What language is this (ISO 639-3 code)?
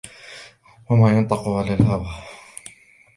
ara